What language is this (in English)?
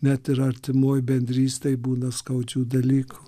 Lithuanian